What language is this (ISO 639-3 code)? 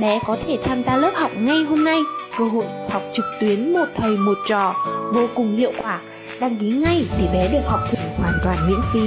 vie